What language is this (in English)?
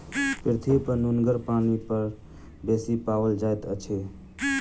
Maithili